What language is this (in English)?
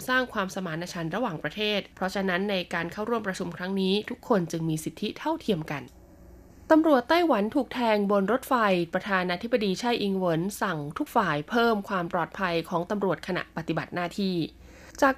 Thai